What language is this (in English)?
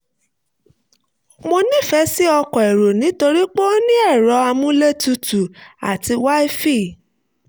Yoruba